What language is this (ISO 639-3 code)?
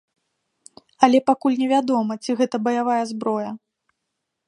bel